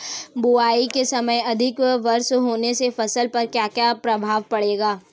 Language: Hindi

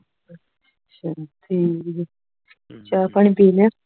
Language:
Punjabi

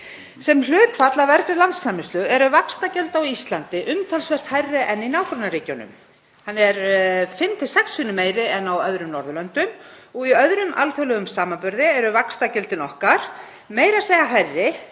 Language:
Icelandic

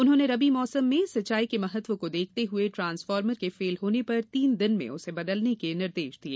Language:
Hindi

